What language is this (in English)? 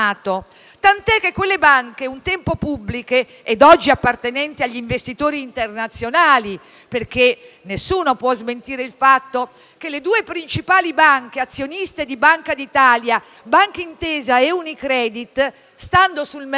Italian